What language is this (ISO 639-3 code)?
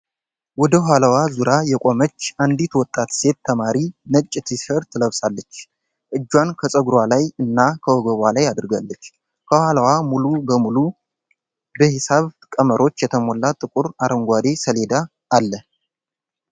amh